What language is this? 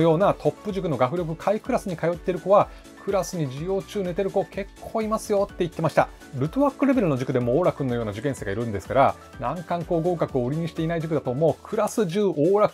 Japanese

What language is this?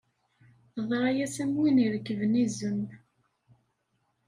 Kabyle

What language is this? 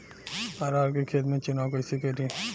Bhojpuri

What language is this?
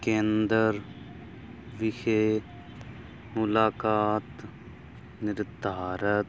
Punjabi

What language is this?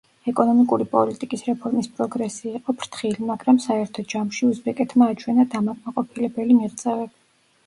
Georgian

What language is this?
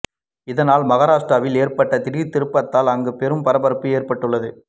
Tamil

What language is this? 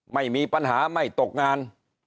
Thai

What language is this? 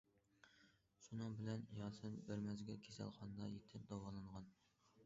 Uyghur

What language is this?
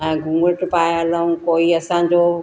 Sindhi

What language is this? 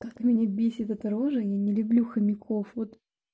Russian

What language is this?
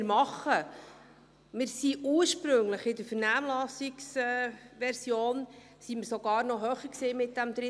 Swiss German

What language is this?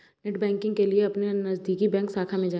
Hindi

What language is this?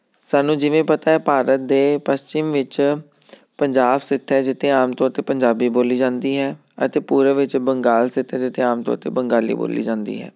Punjabi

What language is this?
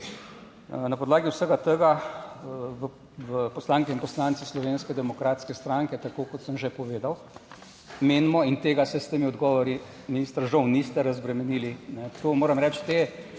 Slovenian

